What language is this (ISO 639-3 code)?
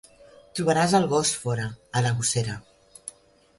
cat